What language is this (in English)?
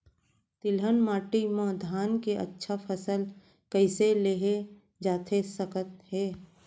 Chhattisgarhi